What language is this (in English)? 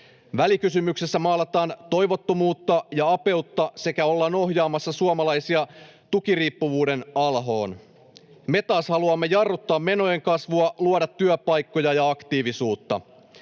Finnish